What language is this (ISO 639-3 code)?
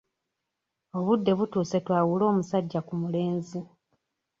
lug